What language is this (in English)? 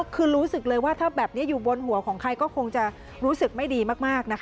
Thai